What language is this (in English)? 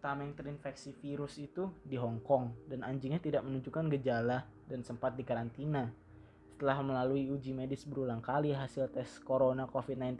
Indonesian